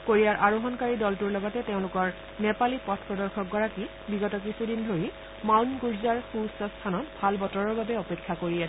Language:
Assamese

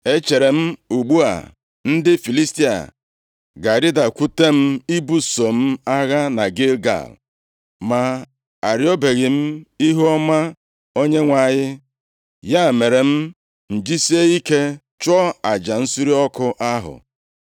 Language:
Igbo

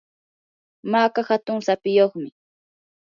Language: Yanahuanca Pasco Quechua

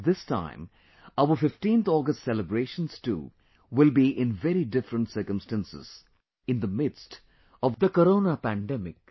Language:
English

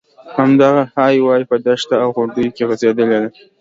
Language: Pashto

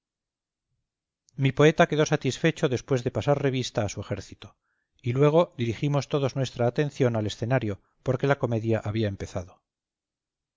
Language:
Spanish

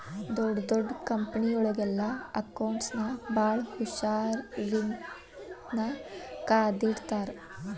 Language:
Kannada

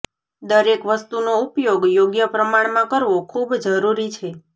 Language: Gujarati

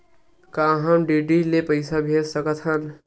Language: Chhattisgarhi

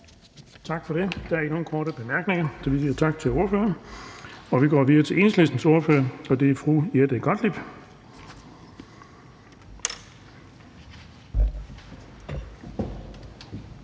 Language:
Danish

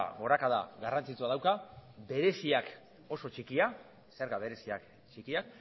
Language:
Basque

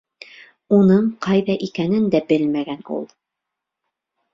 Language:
Bashkir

